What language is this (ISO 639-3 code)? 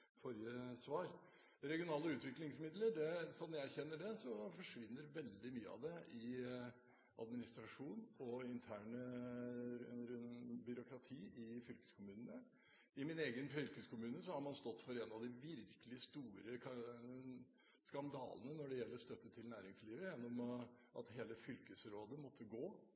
nob